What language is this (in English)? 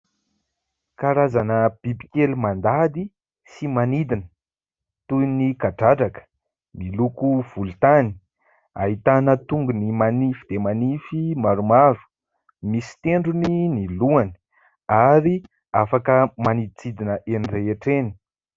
Malagasy